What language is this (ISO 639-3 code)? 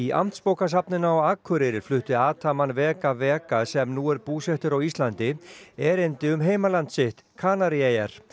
isl